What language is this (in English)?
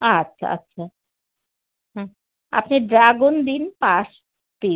Bangla